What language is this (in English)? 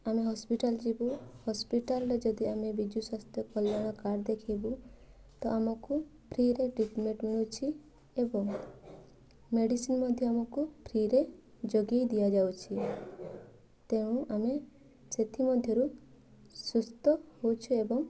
Odia